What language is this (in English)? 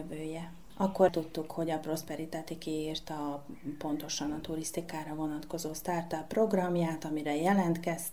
Hungarian